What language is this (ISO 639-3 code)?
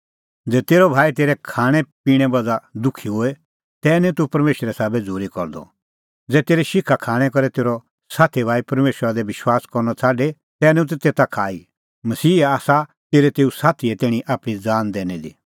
kfx